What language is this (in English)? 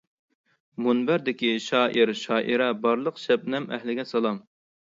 Uyghur